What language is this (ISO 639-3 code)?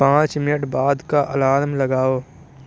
urd